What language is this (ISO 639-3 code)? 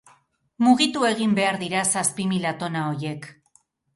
eus